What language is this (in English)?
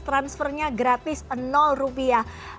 Indonesian